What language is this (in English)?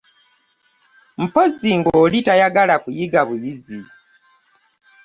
Ganda